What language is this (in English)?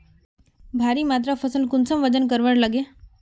Magahi